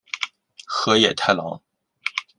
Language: Chinese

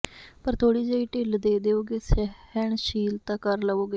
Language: Punjabi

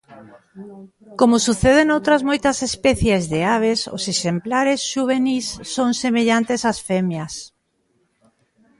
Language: Galician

